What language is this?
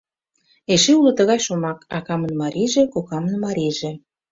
Mari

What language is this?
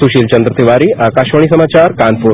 Hindi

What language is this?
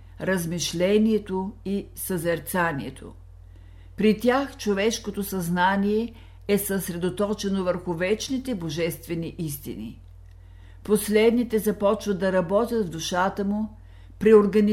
Bulgarian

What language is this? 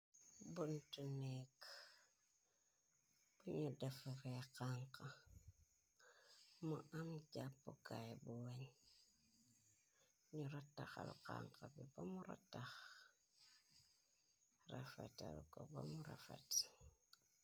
Wolof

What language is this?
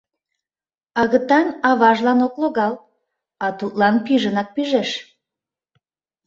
Mari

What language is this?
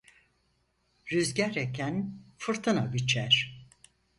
Turkish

